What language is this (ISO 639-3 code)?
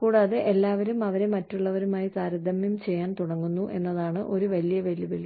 mal